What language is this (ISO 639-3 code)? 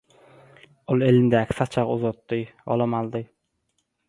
tuk